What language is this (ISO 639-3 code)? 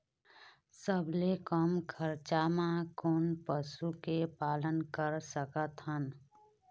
hne